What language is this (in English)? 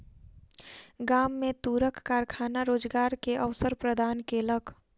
Maithili